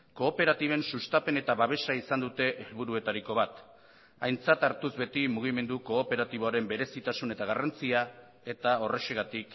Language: Basque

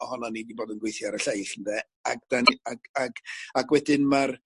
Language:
Welsh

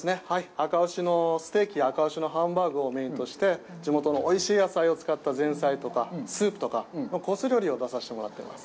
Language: Japanese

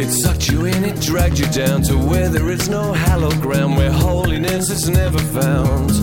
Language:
Russian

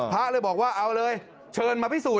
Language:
Thai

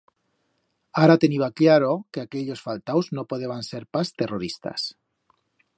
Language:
Aragonese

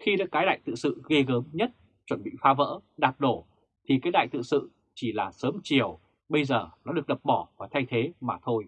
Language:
Vietnamese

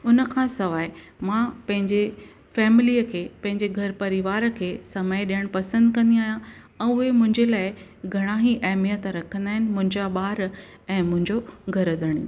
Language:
Sindhi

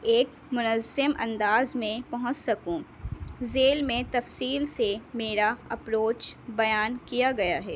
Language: Urdu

